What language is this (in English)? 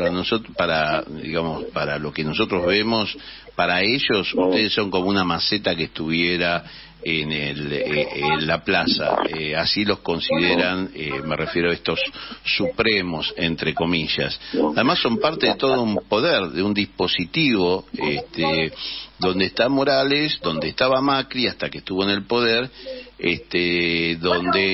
Spanish